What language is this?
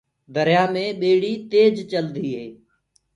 Gurgula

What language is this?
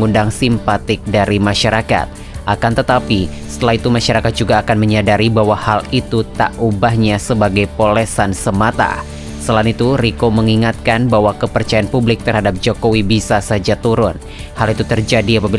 Indonesian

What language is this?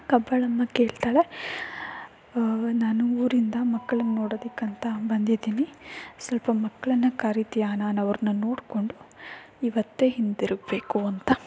Kannada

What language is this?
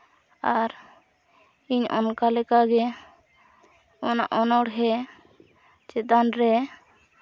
Santali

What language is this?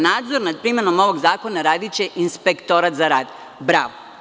Serbian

